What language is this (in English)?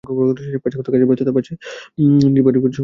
Bangla